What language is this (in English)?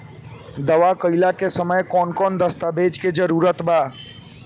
Bhojpuri